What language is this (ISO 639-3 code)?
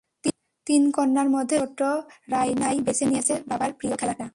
ben